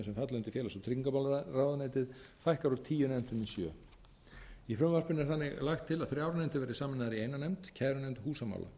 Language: Icelandic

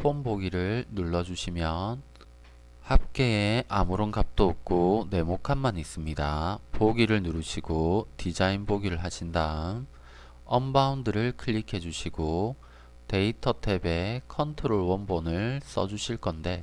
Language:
Korean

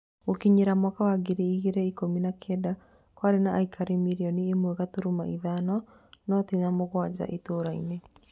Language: Kikuyu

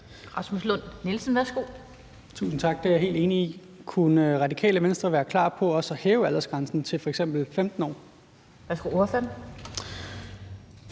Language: Danish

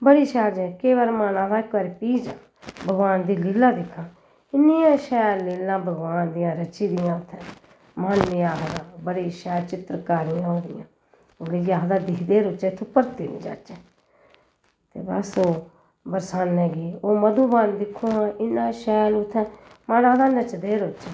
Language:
Dogri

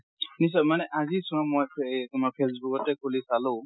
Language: Assamese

